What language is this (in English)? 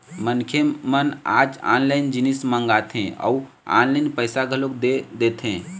Chhattisgarhi